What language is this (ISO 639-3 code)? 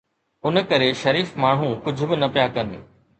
snd